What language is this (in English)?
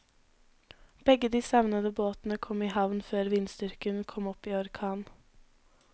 Norwegian